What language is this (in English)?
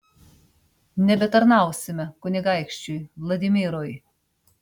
Lithuanian